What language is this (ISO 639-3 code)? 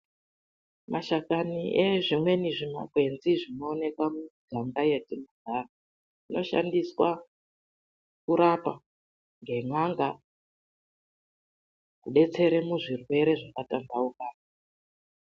ndc